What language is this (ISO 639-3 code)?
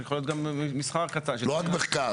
heb